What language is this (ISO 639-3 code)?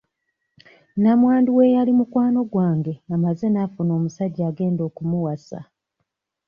lug